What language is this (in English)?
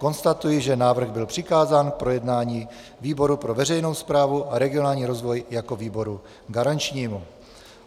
Czech